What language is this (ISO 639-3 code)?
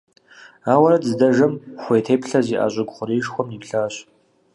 kbd